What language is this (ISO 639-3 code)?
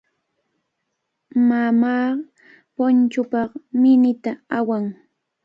qvl